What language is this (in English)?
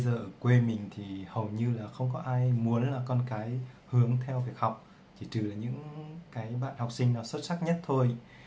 Vietnamese